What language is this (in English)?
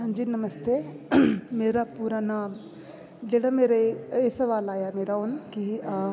Dogri